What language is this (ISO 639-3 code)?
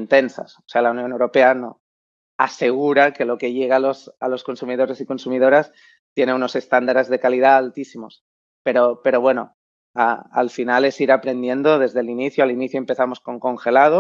spa